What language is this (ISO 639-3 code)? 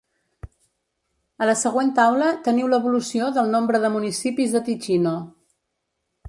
cat